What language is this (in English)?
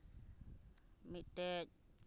Santali